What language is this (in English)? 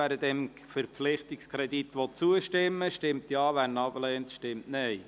Swiss German